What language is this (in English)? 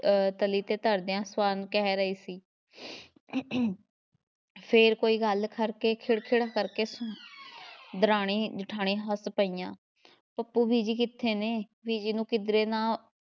Punjabi